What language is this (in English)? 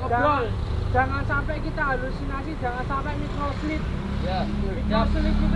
Indonesian